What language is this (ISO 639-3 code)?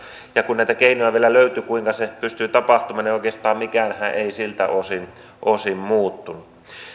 fin